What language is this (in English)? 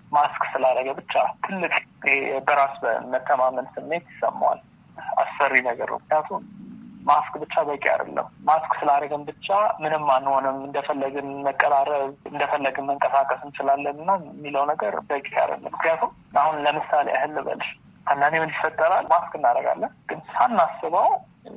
Amharic